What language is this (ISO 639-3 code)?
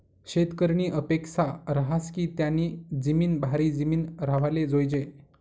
mar